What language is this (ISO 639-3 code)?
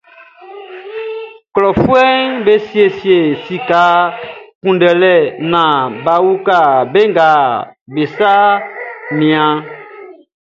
bci